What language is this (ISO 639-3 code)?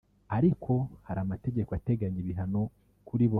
kin